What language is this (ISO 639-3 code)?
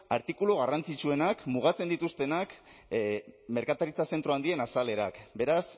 eus